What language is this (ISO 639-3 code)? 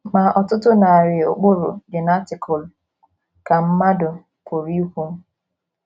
ibo